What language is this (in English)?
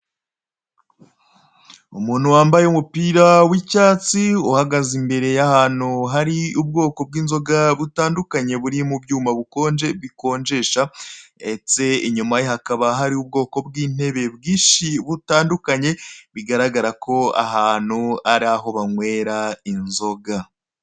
Kinyarwanda